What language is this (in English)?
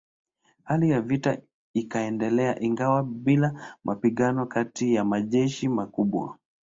Swahili